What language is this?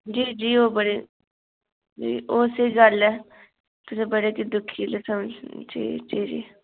Dogri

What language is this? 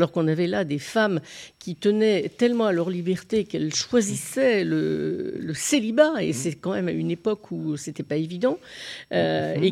French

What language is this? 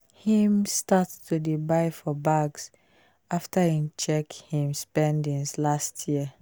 Nigerian Pidgin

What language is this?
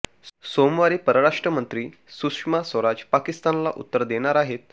Marathi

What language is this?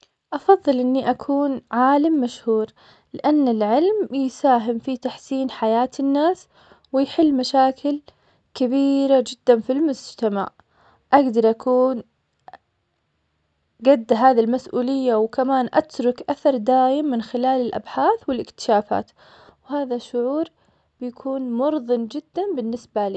Omani Arabic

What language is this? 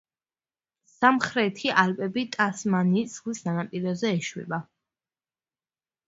Georgian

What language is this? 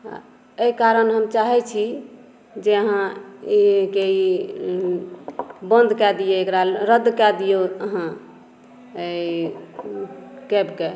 Maithili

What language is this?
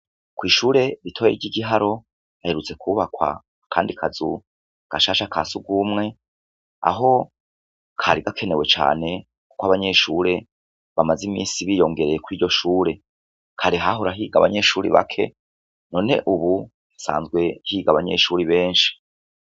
Rundi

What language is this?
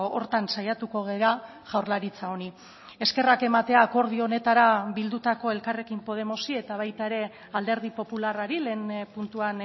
Basque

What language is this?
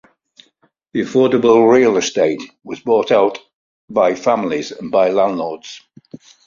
English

